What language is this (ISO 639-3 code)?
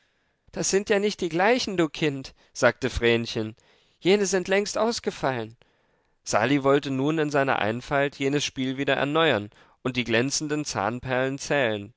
deu